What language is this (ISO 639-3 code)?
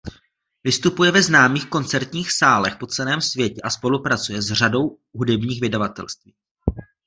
ces